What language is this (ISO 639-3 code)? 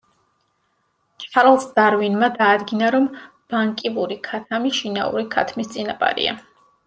kat